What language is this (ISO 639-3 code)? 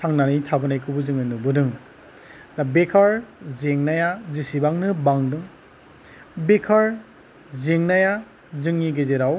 brx